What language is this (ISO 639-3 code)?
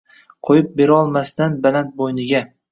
uzb